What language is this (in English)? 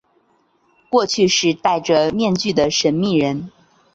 Chinese